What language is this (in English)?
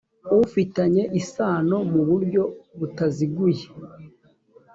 Kinyarwanda